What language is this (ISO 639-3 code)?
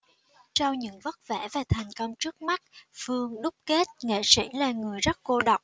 vie